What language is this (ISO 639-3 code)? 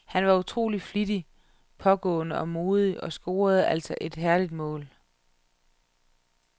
dan